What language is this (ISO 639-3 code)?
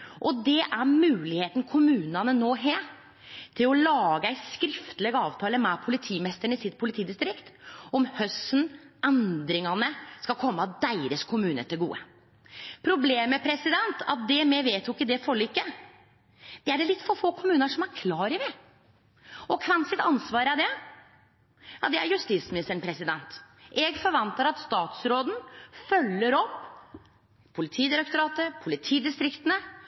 nno